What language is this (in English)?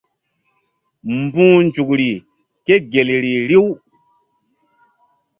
Mbum